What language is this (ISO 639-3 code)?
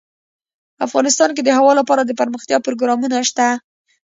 pus